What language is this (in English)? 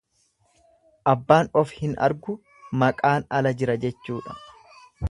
Oromo